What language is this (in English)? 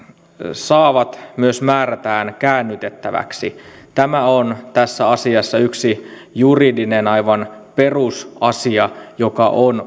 Finnish